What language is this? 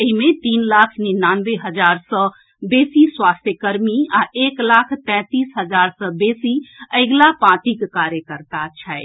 Maithili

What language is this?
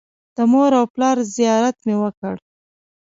Pashto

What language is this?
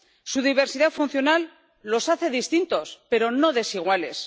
Spanish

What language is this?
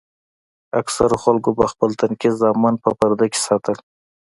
Pashto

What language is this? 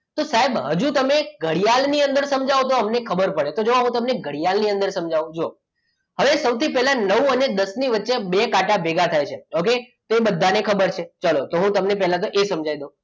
Gujarati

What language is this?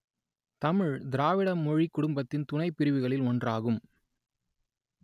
Tamil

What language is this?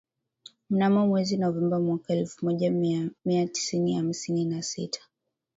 Swahili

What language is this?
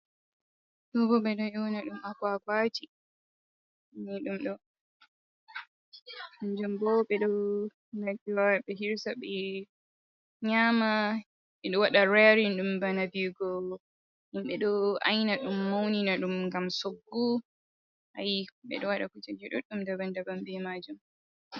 Fula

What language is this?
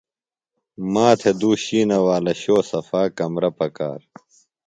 Phalura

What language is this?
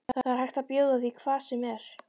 Icelandic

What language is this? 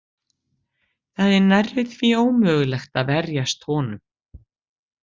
Icelandic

